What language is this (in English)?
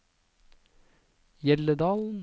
Norwegian